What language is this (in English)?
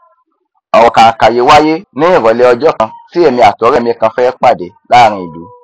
Yoruba